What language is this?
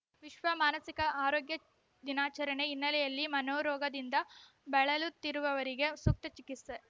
Kannada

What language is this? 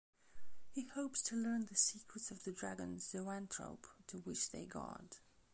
English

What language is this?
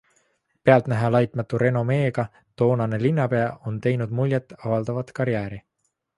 Estonian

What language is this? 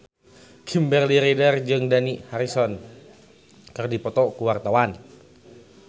Sundanese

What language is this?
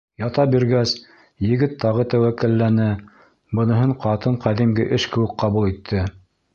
Bashkir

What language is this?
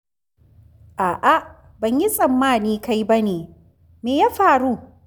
Hausa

